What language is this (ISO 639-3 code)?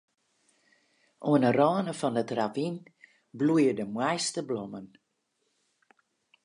fry